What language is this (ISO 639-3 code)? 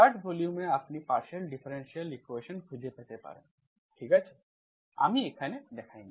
ben